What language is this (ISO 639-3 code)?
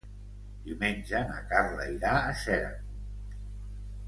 cat